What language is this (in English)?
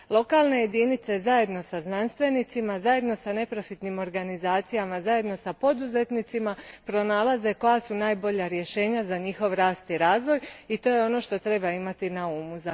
Croatian